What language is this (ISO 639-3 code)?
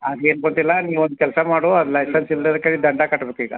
kan